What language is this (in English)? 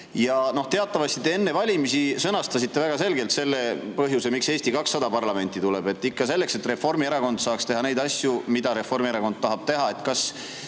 Estonian